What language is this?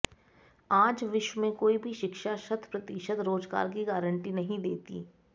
Sanskrit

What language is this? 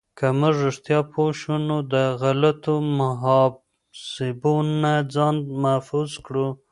Pashto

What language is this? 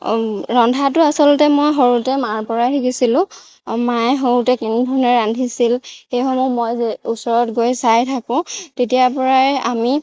Assamese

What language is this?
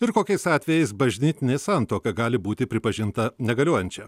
Lithuanian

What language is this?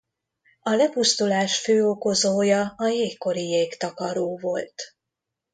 Hungarian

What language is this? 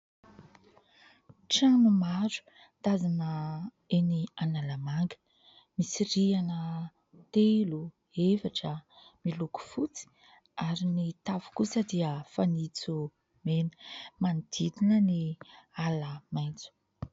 Malagasy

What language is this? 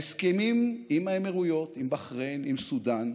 Hebrew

